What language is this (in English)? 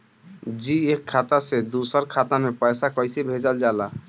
Bhojpuri